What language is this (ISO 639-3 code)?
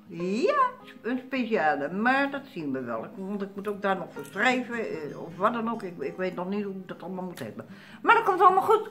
nld